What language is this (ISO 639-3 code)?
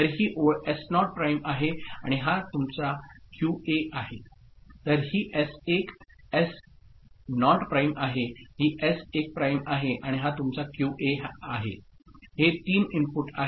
mar